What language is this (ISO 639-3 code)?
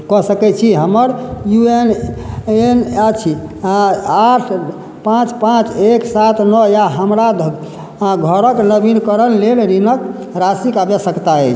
mai